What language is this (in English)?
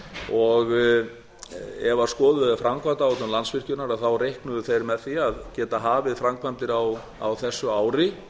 Icelandic